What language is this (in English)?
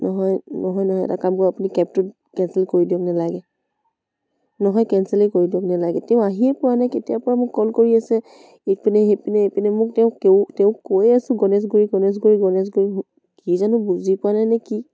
Assamese